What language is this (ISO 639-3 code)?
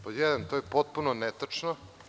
srp